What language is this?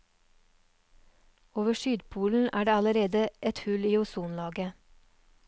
Norwegian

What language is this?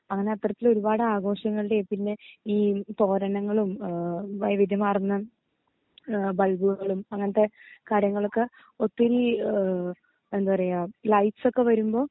Malayalam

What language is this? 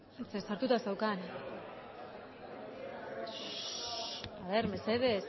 Basque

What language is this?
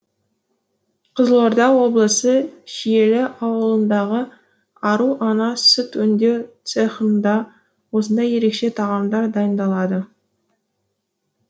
Kazakh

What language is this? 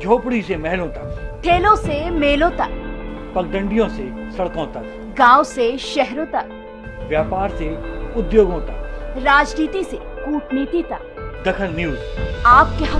Hindi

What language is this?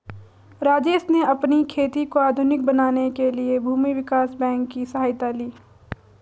Hindi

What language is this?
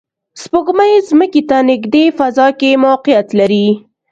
Pashto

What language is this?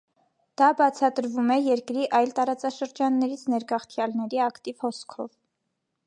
Armenian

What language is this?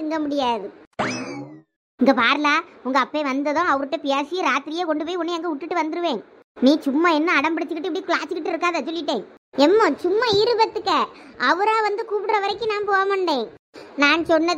Thai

